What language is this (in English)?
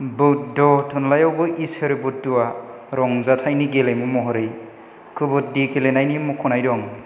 Bodo